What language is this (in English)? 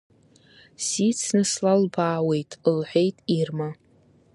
Abkhazian